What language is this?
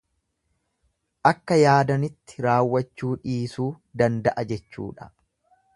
Oromo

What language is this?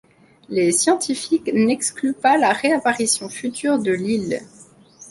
French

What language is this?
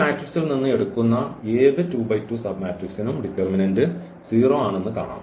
Malayalam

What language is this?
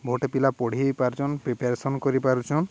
Odia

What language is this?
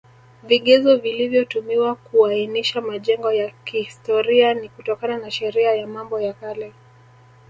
Swahili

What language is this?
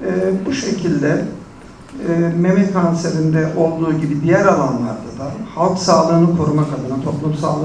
Turkish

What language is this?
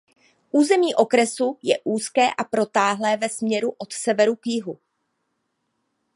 Czech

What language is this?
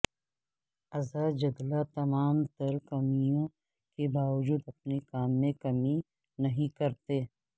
Urdu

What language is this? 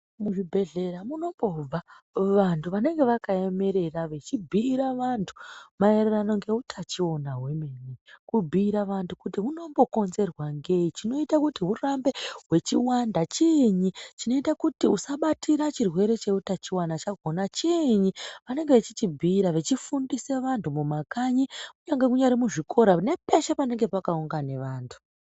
Ndau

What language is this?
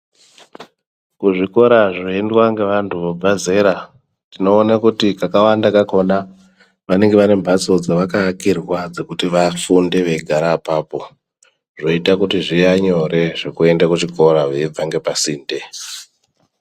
Ndau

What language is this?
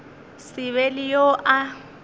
Northern Sotho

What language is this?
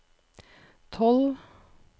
Norwegian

